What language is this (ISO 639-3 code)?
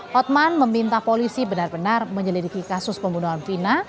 ind